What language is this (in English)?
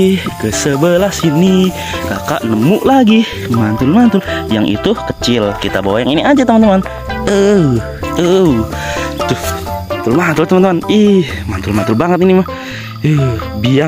Indonesian